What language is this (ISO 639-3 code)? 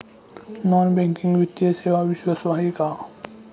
mar